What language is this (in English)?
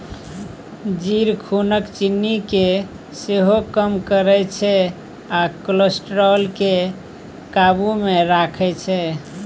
Maithili